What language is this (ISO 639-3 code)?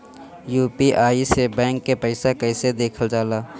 bho